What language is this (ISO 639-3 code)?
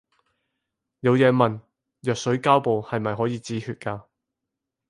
yue